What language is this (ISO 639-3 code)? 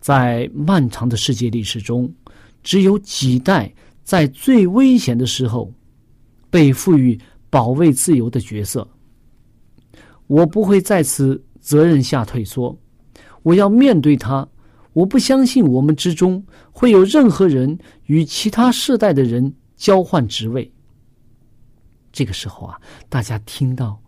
zho